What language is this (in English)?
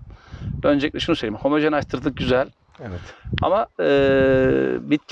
Turkish